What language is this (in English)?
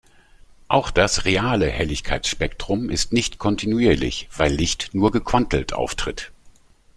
German